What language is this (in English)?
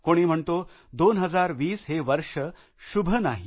Marathi